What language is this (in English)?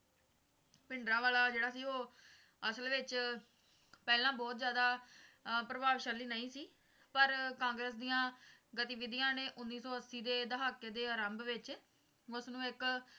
Punjabi